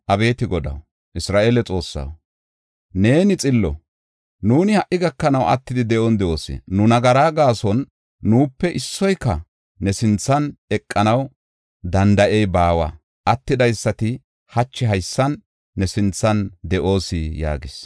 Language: Gofa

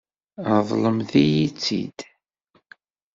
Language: Kabyle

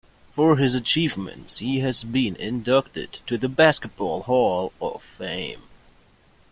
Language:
English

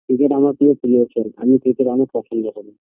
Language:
Bangla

